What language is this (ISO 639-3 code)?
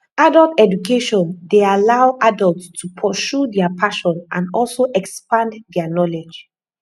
pcm